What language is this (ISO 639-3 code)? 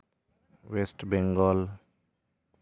sat